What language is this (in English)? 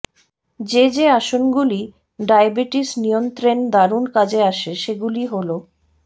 Bangla